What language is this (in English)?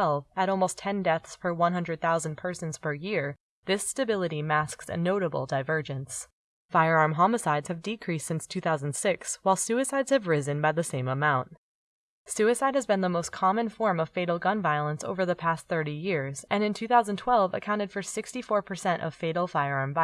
English